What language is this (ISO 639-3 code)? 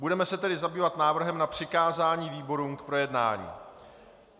ces